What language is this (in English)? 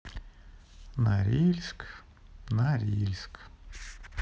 Russian